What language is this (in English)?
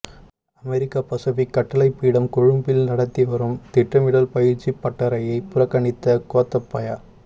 Tamil